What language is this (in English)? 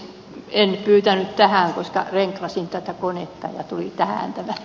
Finnish